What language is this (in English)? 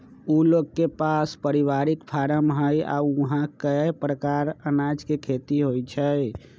Magahi